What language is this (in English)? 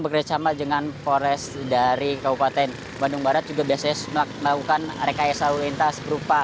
Indonesian